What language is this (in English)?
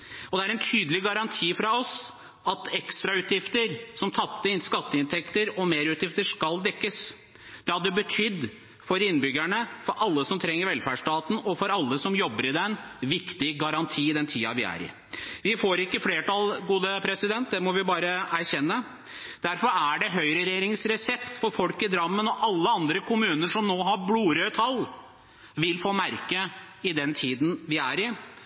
Norwegian Bokmål